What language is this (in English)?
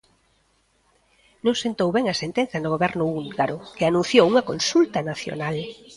Galician